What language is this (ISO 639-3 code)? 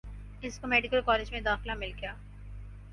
urd